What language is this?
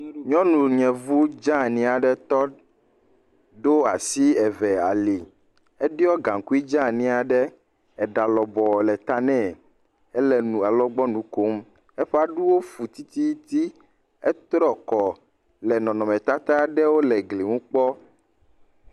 Ewe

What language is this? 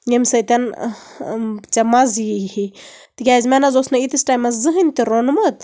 Kashmiri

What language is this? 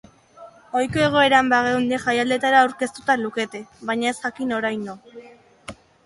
Basque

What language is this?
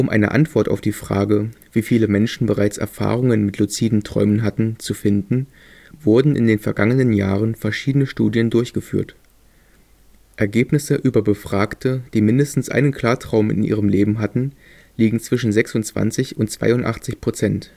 German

